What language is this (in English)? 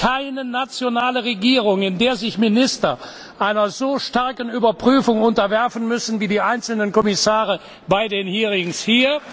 German